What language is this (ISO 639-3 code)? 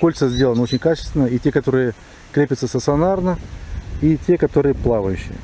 rus